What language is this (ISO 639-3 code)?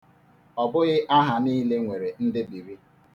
ibo